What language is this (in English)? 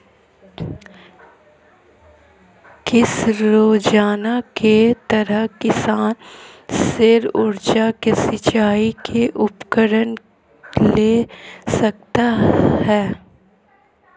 Hindi